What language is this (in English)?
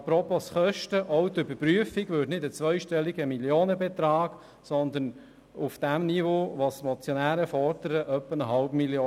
Swiss German